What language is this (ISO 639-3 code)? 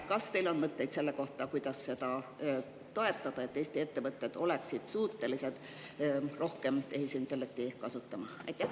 est